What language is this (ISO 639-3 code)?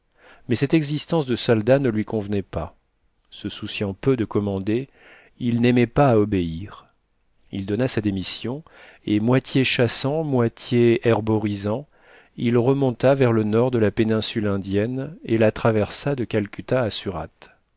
fra